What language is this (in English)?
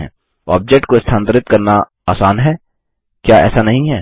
Hindi